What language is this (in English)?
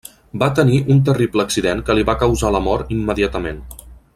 Catalan